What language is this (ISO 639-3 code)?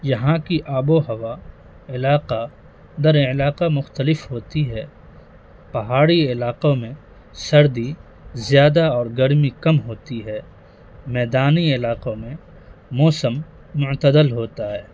urd